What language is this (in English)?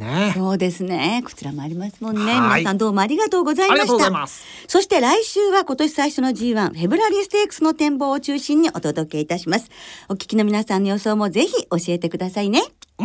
Japanese